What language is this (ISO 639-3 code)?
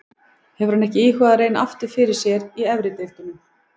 isl